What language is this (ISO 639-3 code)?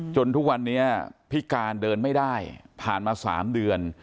tha